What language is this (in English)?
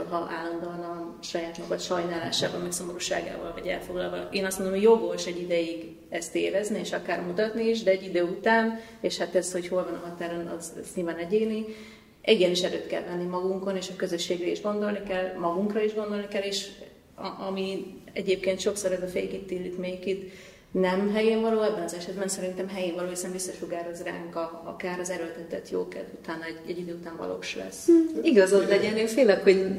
Hungarian